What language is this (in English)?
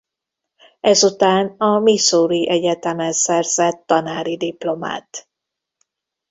Hungarian